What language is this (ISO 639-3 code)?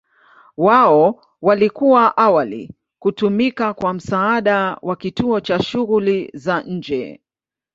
swa